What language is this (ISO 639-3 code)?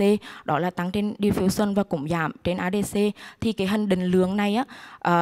vie